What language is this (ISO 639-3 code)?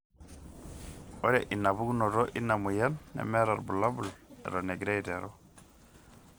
mas